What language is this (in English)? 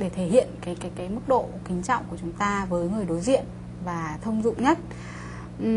Vietnamese